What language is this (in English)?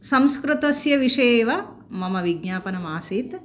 Sanskrit